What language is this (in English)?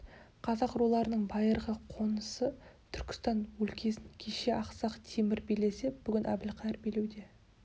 Kazakh